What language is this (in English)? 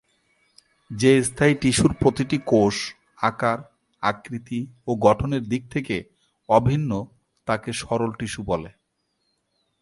Bangla